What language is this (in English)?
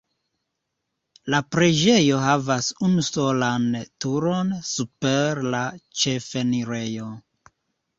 Esperanto